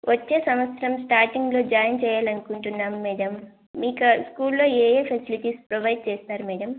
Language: Telugu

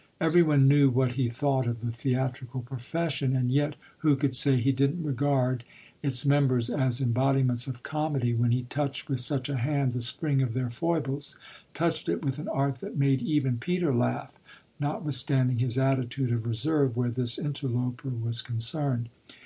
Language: English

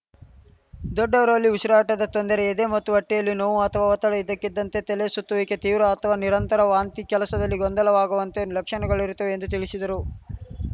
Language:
Kannada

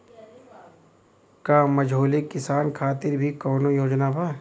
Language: Bhojpuri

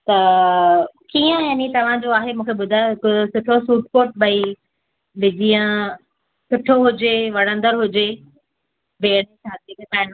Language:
Sindhi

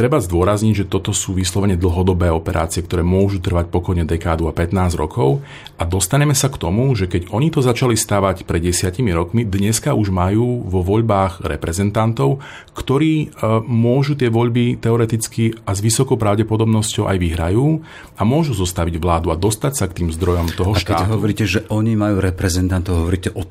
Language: Slovak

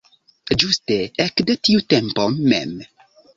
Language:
Esperanto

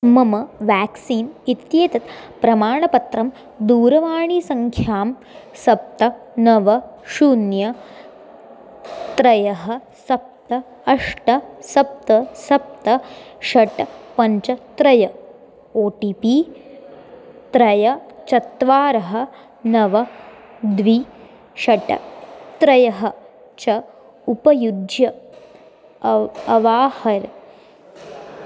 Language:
Sanskrit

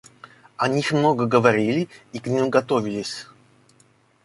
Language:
Russian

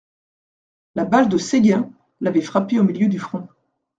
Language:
French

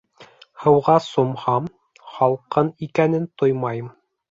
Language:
Bashkir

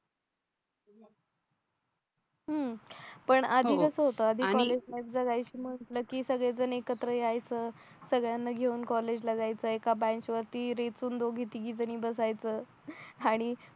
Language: Marathi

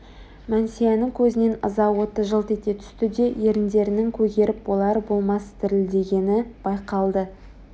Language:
Kazakh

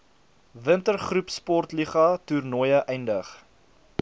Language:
Afrikaans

